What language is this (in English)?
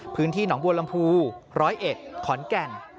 Thai